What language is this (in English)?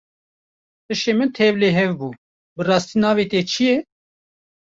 Kurdish